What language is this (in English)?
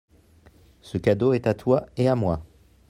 French